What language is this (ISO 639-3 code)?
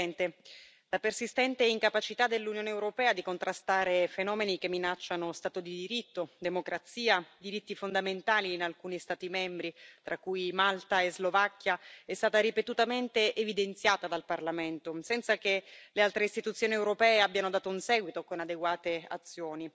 ita